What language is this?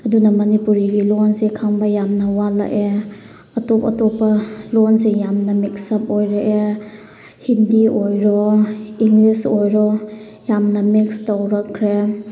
Manipuri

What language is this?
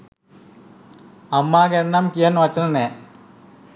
Sinhala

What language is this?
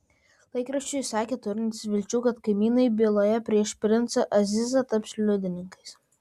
Lithuanian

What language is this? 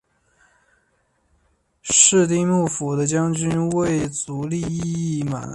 Chinese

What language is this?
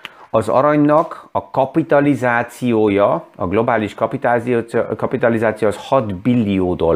Hungarian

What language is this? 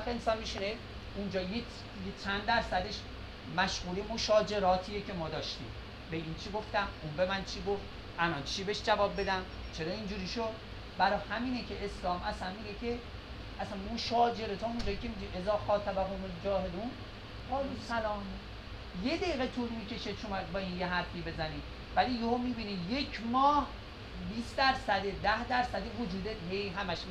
Persian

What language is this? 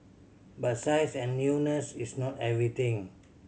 English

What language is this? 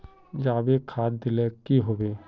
Magahi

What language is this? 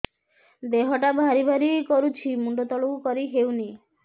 Odia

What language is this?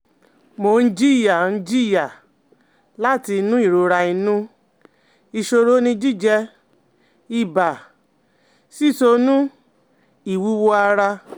Yoruba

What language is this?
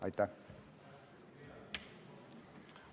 Estonian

